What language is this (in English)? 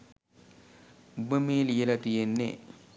Sinhala